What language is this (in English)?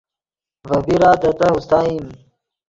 Yidgha